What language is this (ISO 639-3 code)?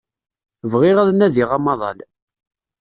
kab